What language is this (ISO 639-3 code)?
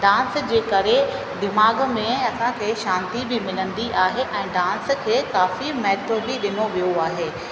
snd